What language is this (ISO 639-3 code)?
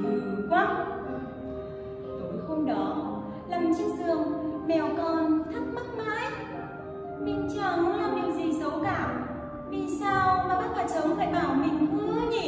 vie